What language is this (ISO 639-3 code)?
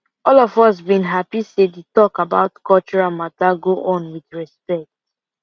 pcm